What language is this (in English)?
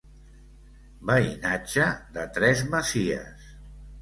Catalan